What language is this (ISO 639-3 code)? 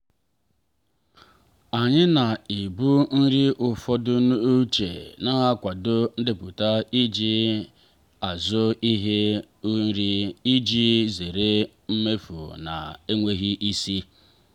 ibo